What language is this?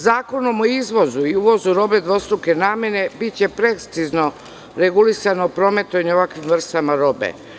Serbian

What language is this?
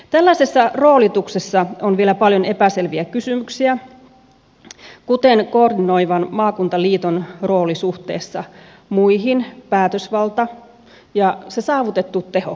Finnish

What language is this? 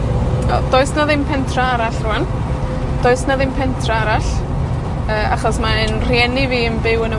Welsh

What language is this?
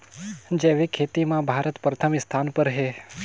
Chhattisgarhi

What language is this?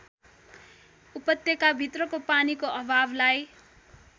Nepali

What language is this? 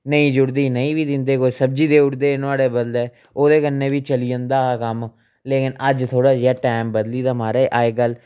Dogri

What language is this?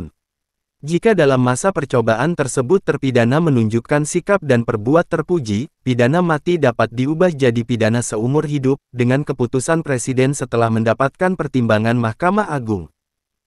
Indonesian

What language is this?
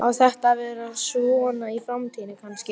Icelandic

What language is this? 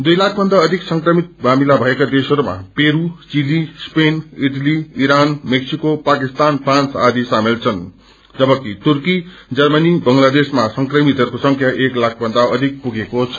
Nepali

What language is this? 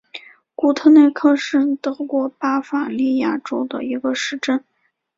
Chinese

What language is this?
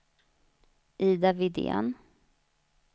Swedish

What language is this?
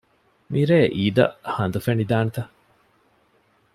Divehi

